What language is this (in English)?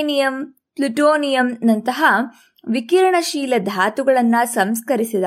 Kannada